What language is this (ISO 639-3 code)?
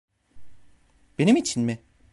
tur